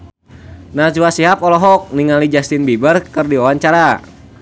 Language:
Sundanese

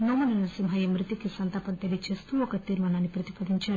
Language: Telugu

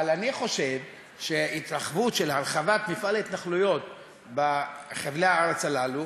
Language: Hebrew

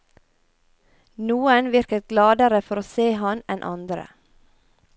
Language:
Norwegian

